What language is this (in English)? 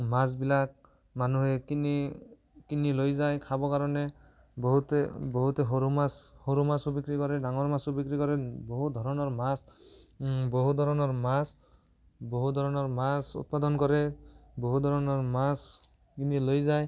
Assamese